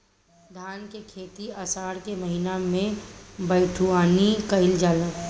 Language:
Bhojpuri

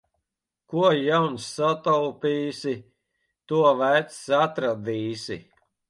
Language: Latvian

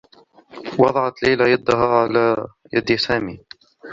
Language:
Arabic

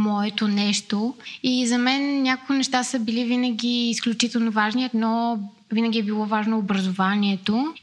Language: Bulgarian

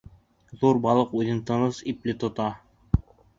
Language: Bashkir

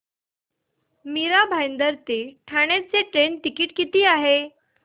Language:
Marathi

